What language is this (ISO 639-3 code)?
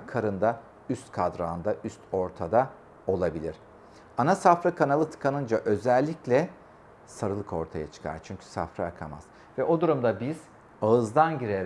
tur